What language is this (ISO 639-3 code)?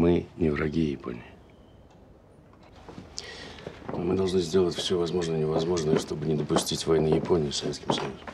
rus